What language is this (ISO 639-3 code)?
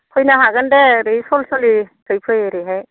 brx